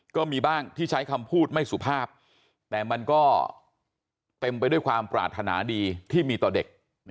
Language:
Thai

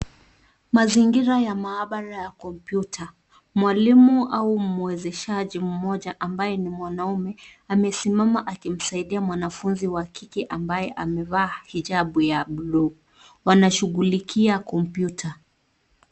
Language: Swahili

